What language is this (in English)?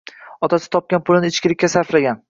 Uzbek